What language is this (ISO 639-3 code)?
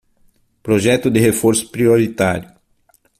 por